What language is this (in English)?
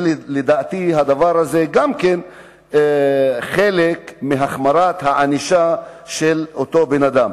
Hebrew